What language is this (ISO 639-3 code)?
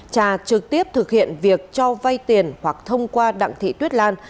vie